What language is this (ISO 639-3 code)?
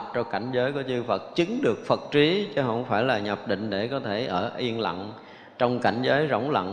vie